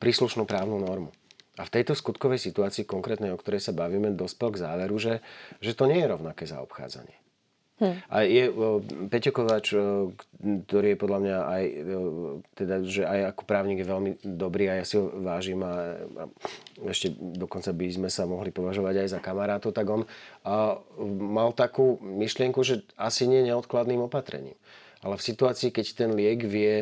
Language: Slovak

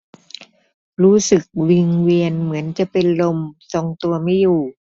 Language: Thai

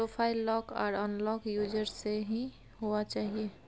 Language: Maithili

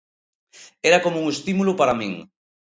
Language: Galician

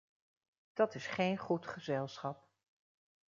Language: Dutch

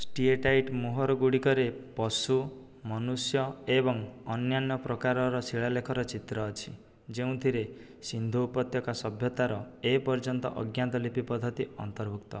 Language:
Odia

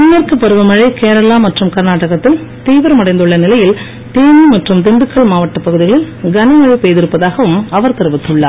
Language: Tamil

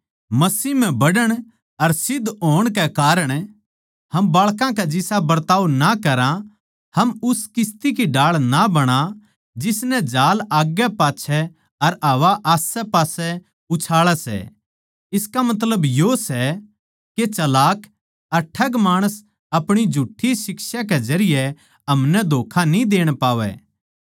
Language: Haryanvi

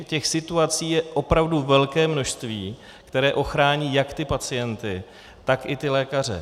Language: Czech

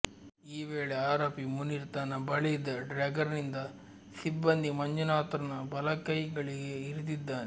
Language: Kannada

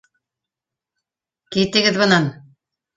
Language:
Bashkir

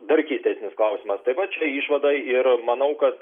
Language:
Lithuanian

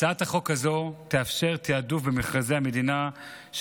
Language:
Hebrew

